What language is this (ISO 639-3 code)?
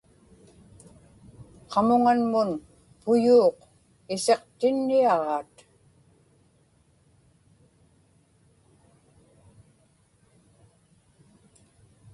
ipk